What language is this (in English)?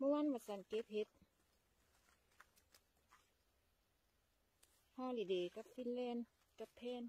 Thai